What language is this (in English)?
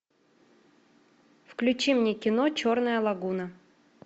Russian